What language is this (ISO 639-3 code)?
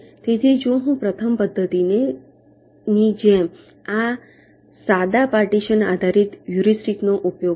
guj